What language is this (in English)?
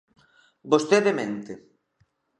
Galician